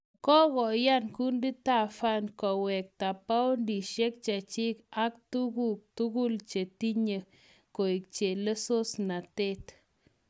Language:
Kalenjin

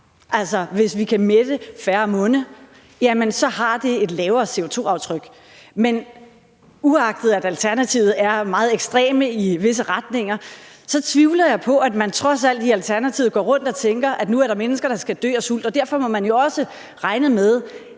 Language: Danish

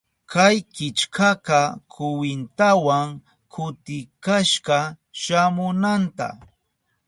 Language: Southern Pastaza Quechua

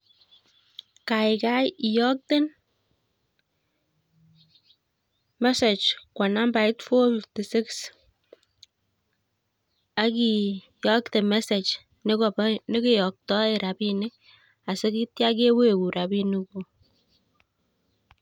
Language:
Kalenjin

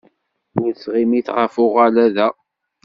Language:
Kabyle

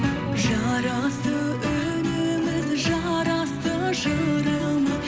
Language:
Kazakh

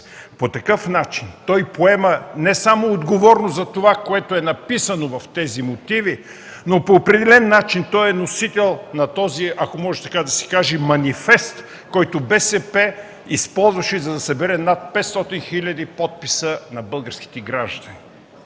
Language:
Bulgarian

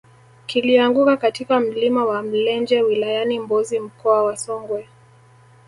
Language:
Swahili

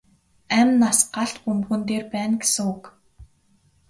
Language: Mongolian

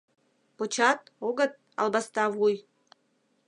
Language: Mari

